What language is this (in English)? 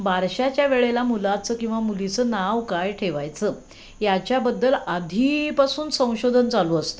Marathi